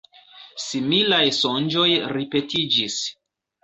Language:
Esperanto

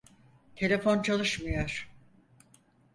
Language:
Turkish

